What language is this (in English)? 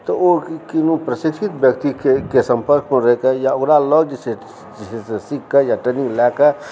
Maithili